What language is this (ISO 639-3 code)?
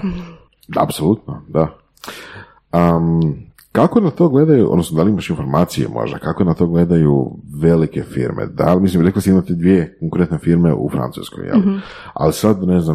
hrv